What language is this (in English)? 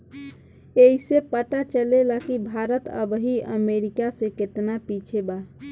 Bhojpuri